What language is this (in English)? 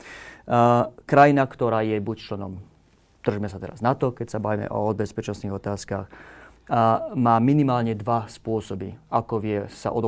Slovak